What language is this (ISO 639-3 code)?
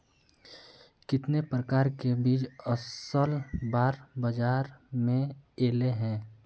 mag